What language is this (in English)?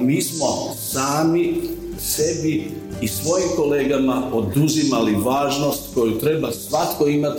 Croatian